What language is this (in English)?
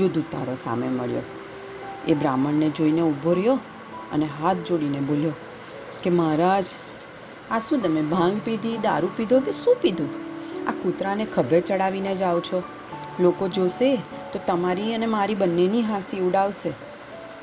Gujarati